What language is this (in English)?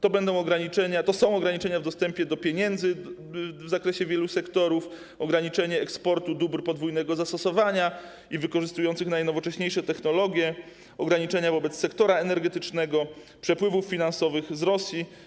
Polish